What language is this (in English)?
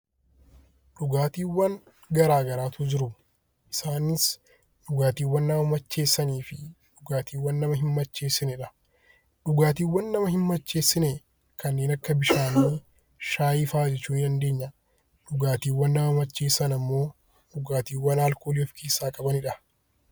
Oromo